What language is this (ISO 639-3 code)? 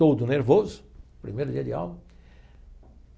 por